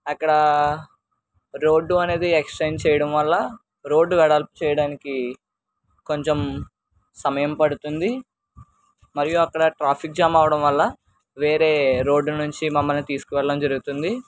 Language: Telugu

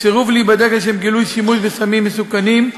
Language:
Hebrew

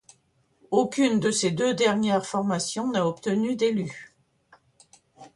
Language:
French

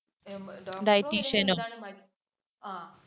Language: Malayalam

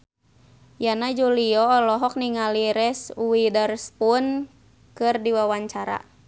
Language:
Sundanese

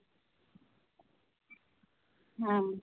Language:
Santali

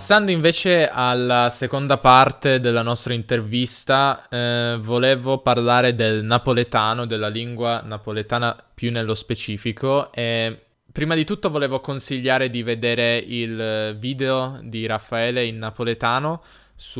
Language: Italian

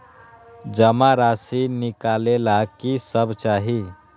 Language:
Magahi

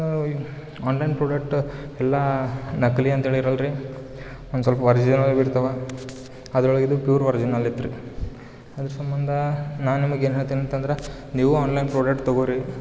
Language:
Kannada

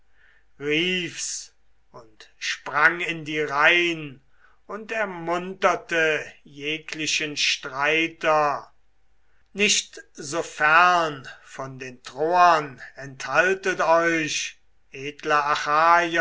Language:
German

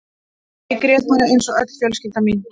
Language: Icelandic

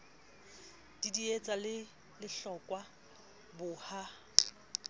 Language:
Southern Sotho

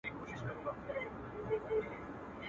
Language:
Pashto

